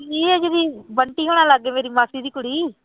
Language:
Punjabi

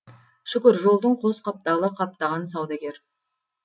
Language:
Kazakh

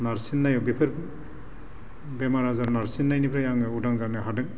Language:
Bodo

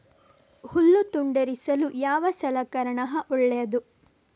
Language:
Kannada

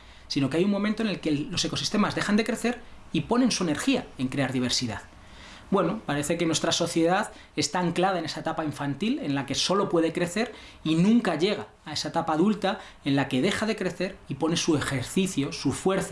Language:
Spanish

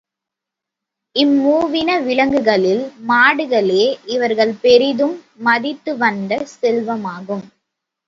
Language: Tamil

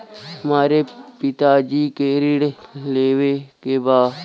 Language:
Bhojpuri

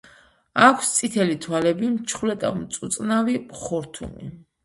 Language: Georgian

